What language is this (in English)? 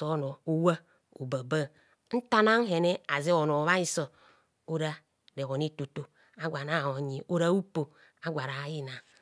Kohumono